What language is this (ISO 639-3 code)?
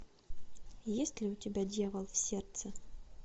rus